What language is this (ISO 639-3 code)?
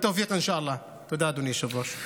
heb